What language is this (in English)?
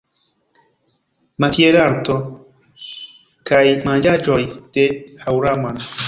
Esperanto